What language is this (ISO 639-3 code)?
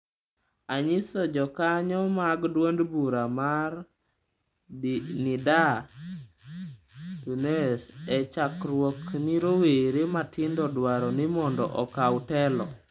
luo